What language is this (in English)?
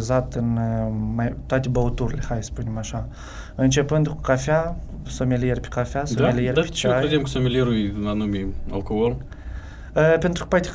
Romanian